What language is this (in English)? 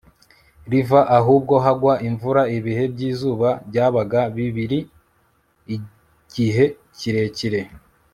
Kinyarwanda